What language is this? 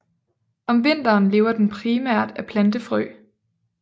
Danish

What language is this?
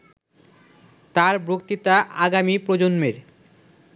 Bangla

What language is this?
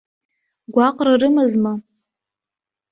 Abkhazian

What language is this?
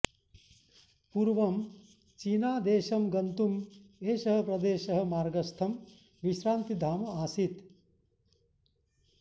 Sanskrit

